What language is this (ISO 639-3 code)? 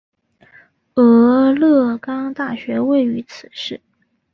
zho